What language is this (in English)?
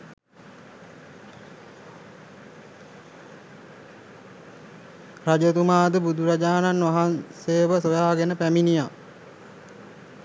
Sinhala